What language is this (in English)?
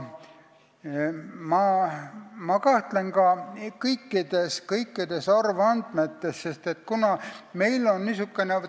Estonian